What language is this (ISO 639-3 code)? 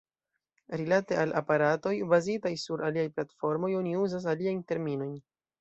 epo